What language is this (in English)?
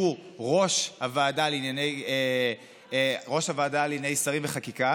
Hebrew